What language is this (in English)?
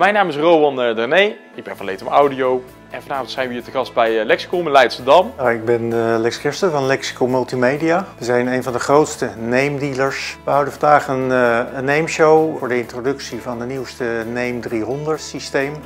Dutch